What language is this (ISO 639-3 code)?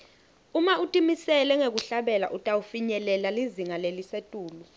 ssw